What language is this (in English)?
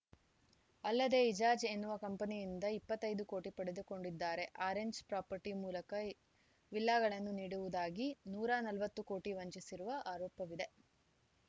Kannada